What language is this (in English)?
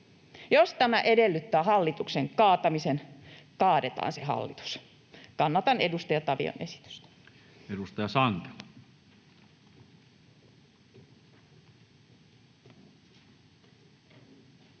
Finnish